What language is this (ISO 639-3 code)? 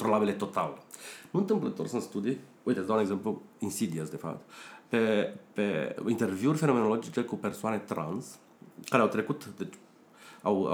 ron